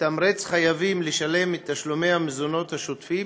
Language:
Hebrew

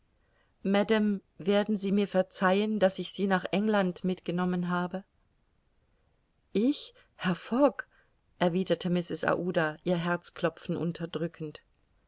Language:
German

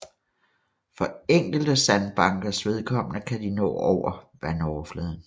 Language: Danish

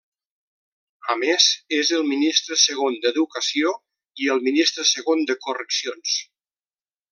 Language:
Catalan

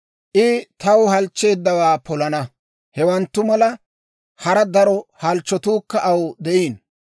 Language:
Dawro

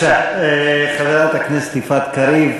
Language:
Hebrew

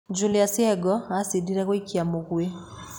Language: Kikuyu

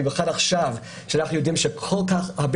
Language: Hebrew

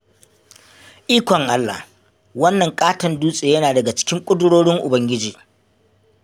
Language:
Hausa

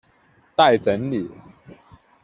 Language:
Chinese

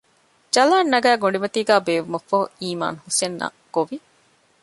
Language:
Divehi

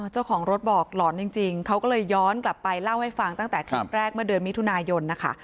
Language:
Thai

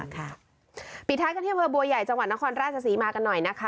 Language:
Thai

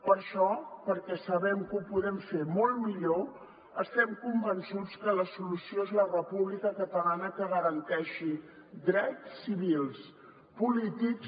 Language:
Catalan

